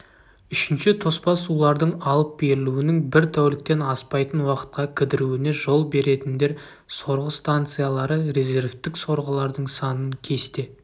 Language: Kazakh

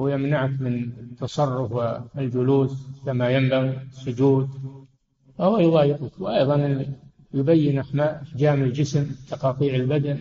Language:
Arabic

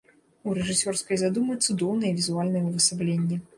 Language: Belarusian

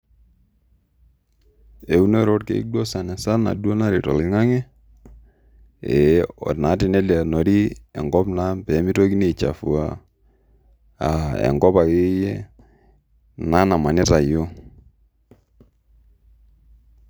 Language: Masai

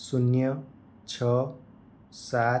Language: Gujarati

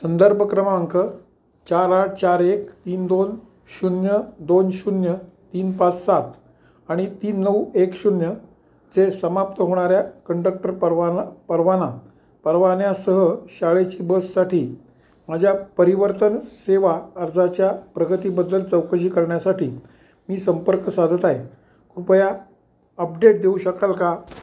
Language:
Marathi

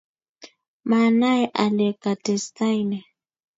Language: Kalenjin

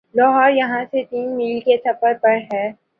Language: Urdu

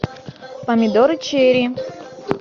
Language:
Russian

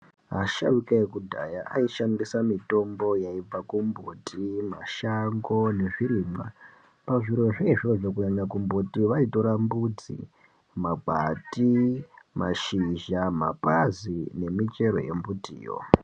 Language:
Ndau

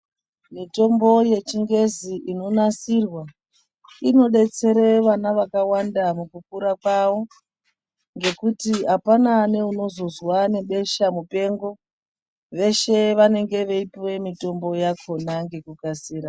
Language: Ndau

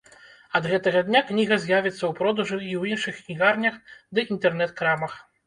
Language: Belarusian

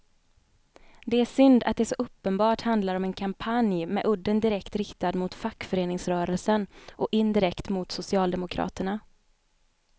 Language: Swedish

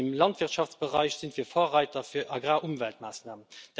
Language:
German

